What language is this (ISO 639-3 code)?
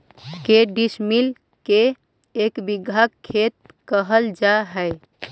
mag